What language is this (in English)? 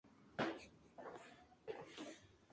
Spanish